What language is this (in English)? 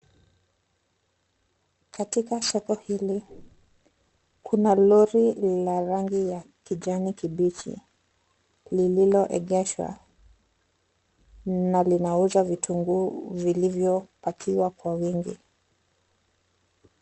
Swahili